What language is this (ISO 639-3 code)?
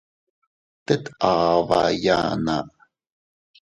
cut